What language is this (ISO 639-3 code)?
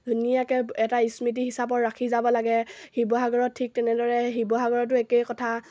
asm